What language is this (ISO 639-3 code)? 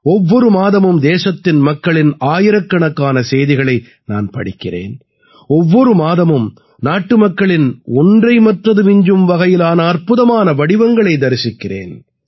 tam